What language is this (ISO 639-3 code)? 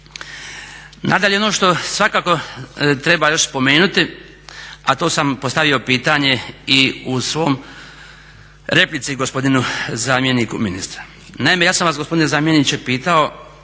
hrv